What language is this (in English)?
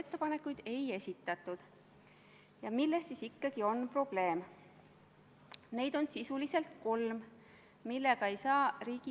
Estonian